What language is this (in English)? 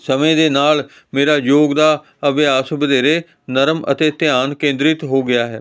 Punjabi